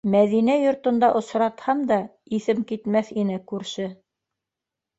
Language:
Bashkir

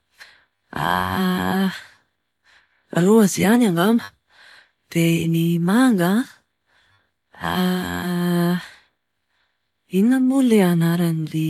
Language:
Malagasy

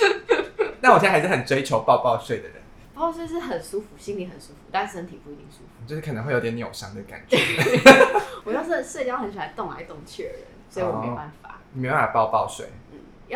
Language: Chinese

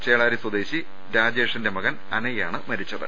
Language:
Malayalam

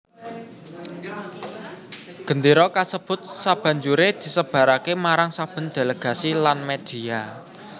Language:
Javanese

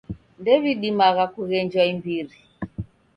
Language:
Taita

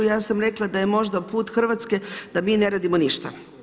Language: Croatian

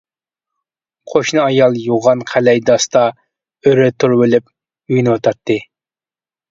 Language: Uyghur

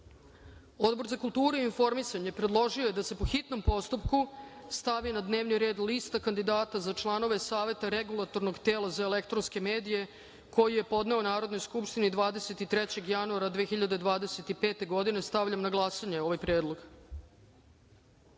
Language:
Serbian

